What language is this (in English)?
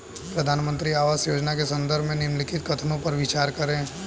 Hindi